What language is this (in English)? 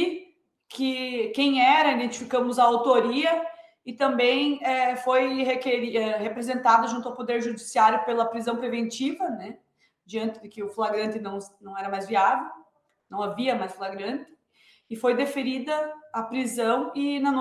Portuguese